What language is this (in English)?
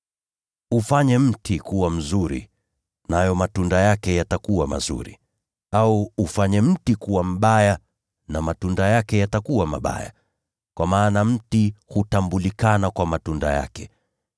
Swahili